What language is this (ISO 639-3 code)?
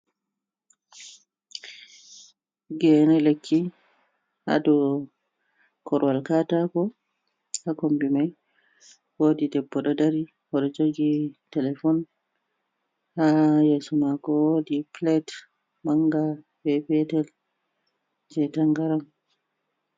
ful